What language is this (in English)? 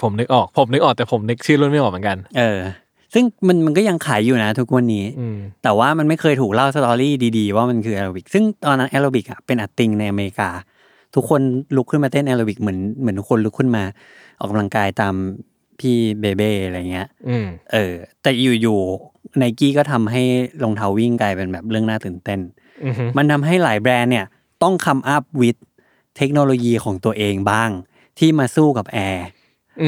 Thai